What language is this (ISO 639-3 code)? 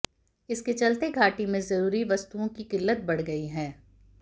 hin